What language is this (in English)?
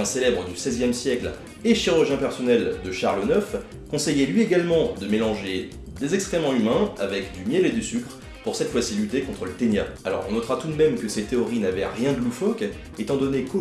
French